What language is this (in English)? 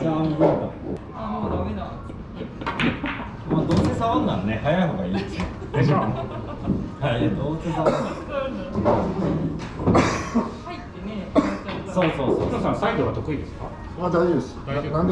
Japanese